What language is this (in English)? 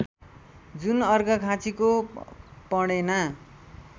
Nepali